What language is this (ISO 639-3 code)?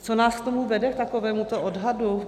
ces